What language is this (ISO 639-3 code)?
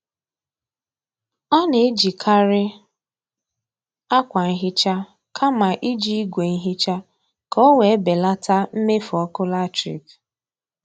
ibo